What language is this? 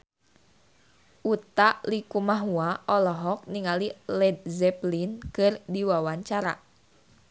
Sundanese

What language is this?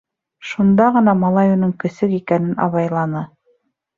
Bashkir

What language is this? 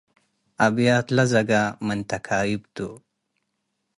Tigre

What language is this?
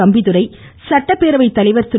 Tamil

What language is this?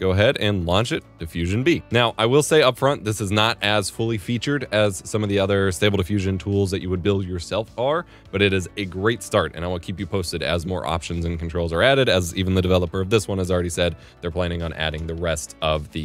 English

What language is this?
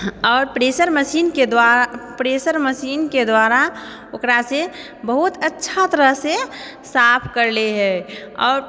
Maithili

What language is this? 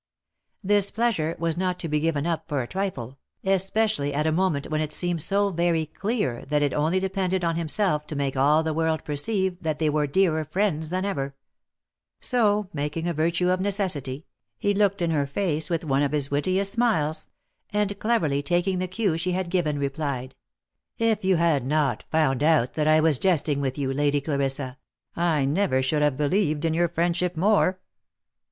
English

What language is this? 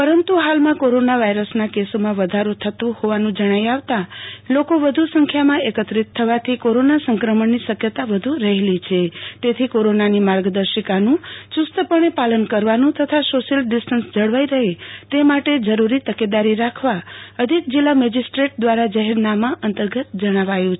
Gujarati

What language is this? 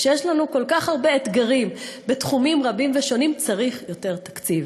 Hebrew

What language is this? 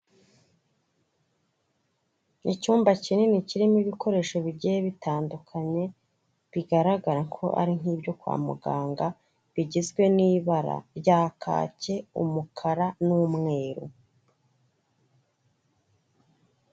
Kinyarwanda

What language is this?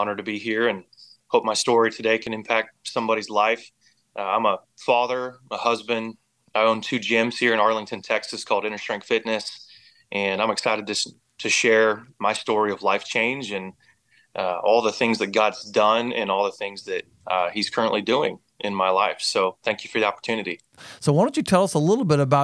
English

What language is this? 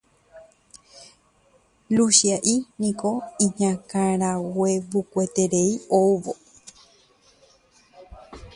Guarani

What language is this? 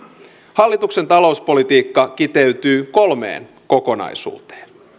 Finnish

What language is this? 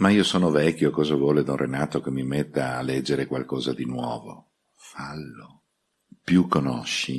Italian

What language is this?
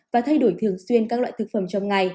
Vietnamese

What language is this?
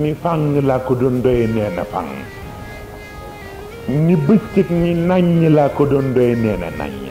Arabic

